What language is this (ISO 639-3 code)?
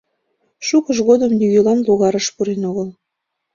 chm